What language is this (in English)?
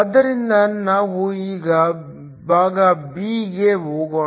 Kannada